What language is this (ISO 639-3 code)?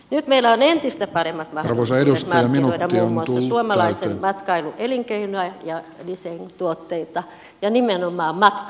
fin